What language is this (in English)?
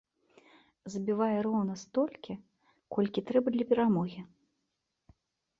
Belarusian